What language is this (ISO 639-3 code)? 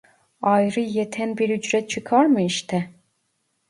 tur